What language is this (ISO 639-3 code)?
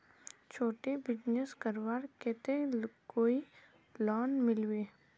mag